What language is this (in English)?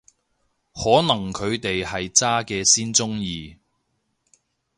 Cantonese